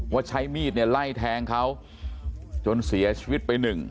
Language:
Thai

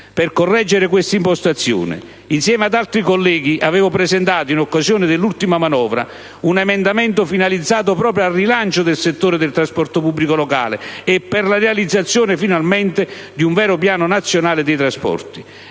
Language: Italian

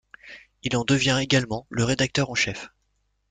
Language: French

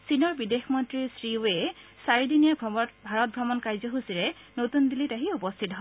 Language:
Assamese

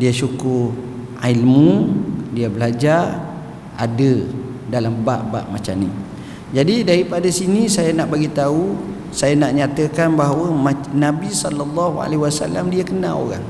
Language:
Malay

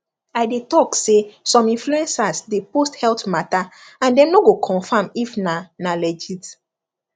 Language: Nigerian Pidgin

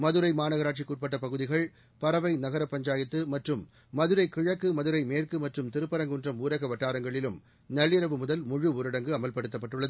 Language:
Tamil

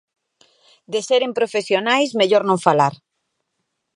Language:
Galician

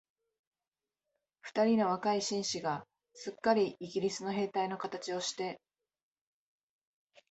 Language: Japanese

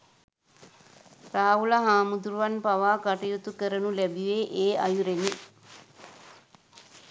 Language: Sinhala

